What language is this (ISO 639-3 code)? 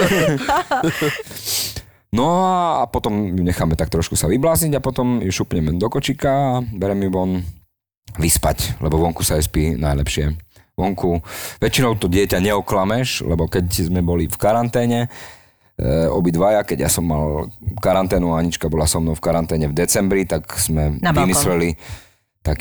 slk